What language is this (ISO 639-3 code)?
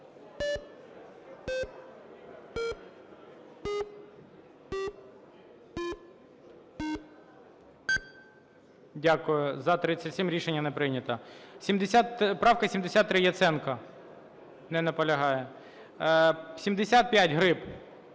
ukr